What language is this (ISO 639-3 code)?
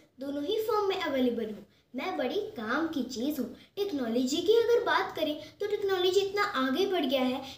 hin